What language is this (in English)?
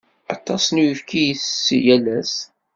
Kabyle